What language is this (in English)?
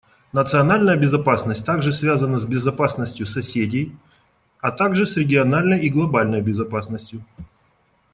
Russian